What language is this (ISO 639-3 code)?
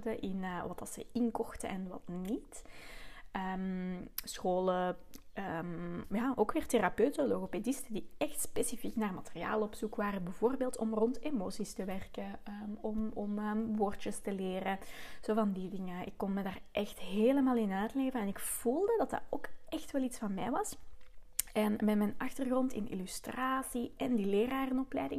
nld